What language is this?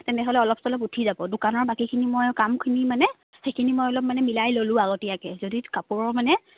Assamese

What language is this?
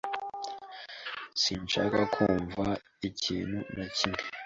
Kinyarwanda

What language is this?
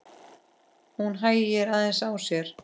Icelandic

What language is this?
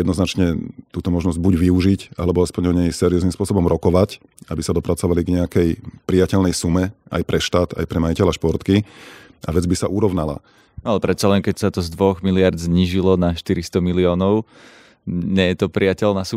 Slovak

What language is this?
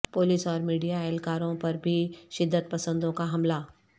Urdu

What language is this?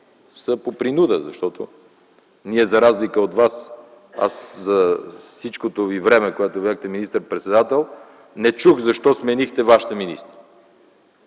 Bulgarian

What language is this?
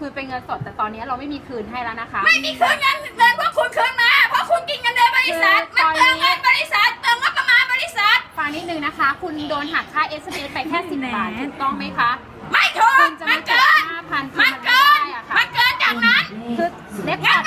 Thai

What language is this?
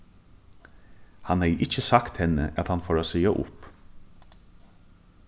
Faroese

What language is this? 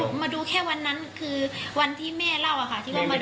Thai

